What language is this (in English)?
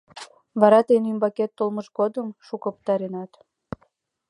Mari